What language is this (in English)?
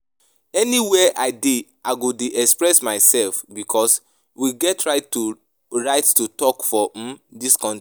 Nigerian Pidgin